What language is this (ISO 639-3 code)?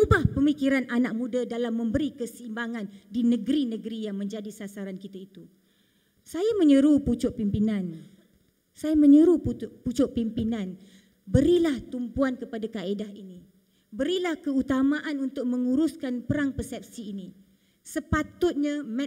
msa